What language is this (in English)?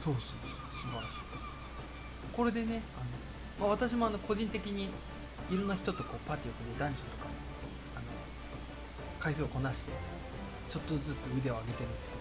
Japanese